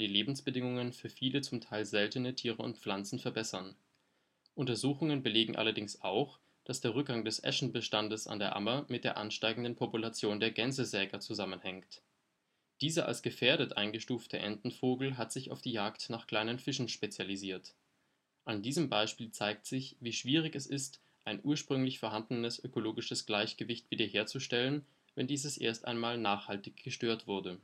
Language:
German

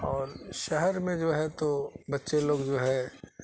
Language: Urdu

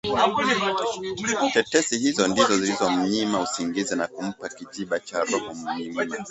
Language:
Swahili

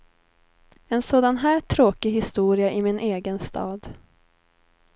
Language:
Swedish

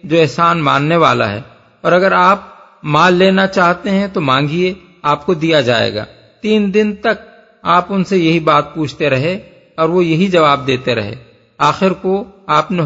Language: Urdu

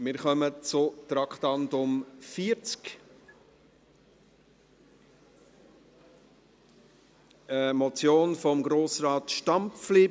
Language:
Swiss German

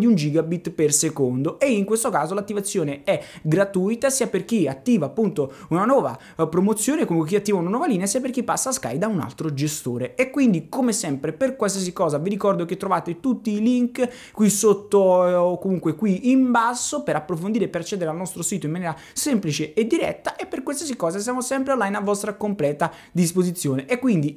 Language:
Italian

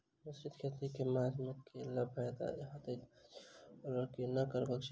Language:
Maithili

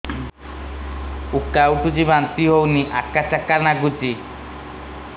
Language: Odia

